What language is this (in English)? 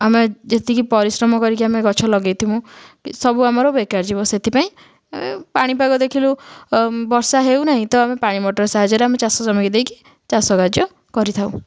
Odia